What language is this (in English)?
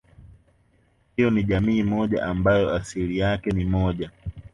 Swahili